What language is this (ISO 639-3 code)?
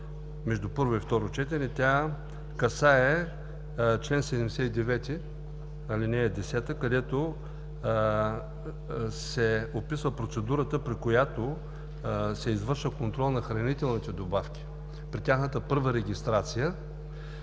bul